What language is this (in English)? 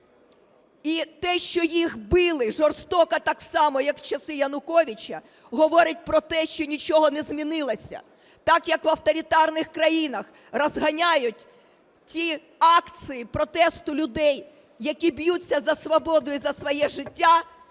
Ukrainian